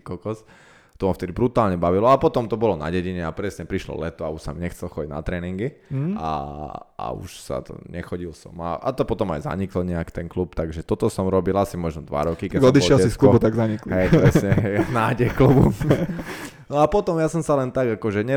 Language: Slovak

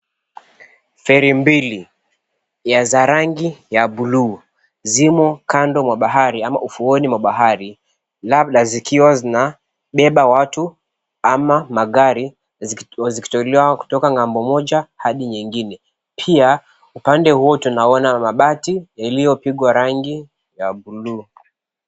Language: Swahili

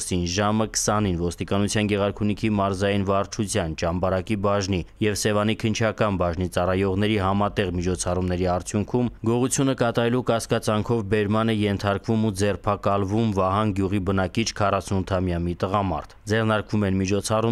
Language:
Romanian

